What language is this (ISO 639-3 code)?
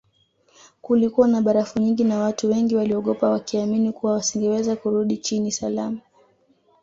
swa